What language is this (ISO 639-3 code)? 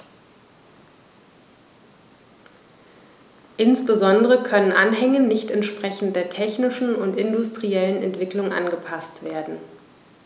deu